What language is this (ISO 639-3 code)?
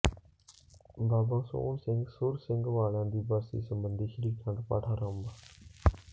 pan